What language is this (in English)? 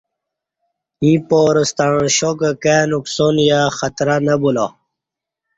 Kati